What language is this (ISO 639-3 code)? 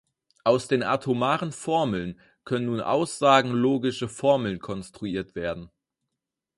deu